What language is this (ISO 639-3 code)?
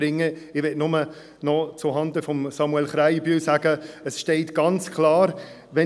gsw